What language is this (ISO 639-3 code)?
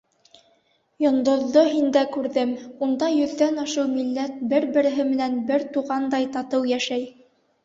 bak